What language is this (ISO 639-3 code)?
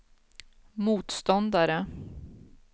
swe